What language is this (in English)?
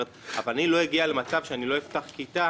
Hebrew